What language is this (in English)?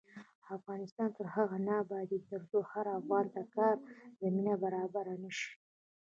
Pashto